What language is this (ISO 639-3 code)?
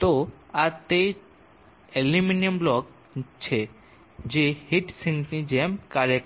guj